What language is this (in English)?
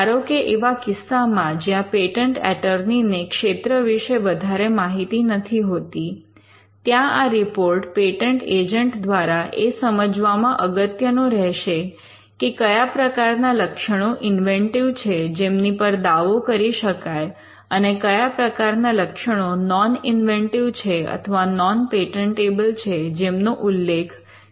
Gujarati